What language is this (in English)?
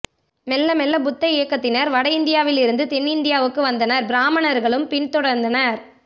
Tamil